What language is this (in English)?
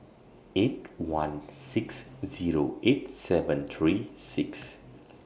English